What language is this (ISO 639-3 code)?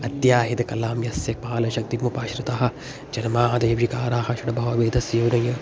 san